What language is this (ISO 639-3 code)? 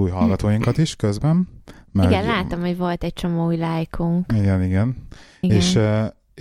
hun